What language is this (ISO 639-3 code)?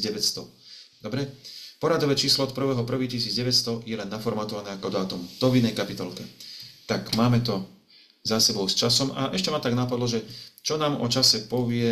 slk